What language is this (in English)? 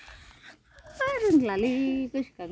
Bodo